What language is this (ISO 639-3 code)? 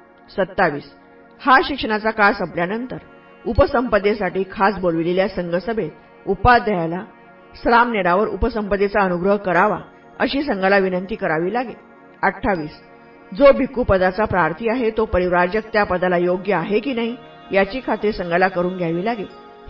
mar